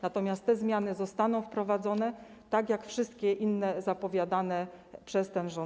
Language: Polish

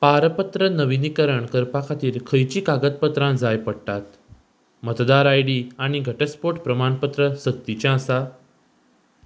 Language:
Konkani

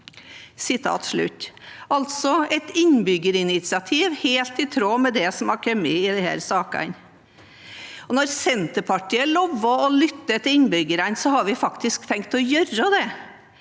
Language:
Norwegian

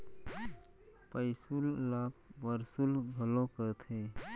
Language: Chhattisgarhi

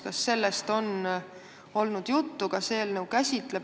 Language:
Estonian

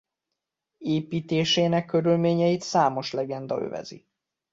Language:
Hungarian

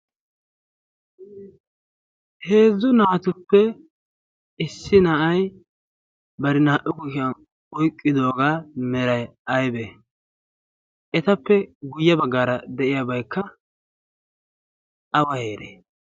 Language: Wolaytta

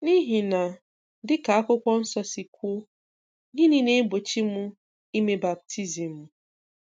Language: Igbo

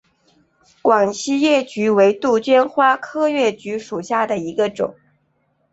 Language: Chinese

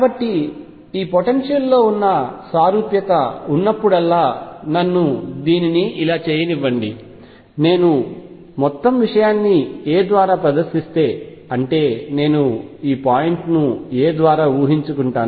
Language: Telugu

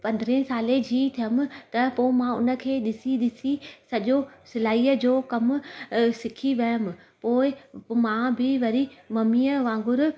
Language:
Sindhi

